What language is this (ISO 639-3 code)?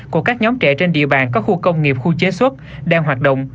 vie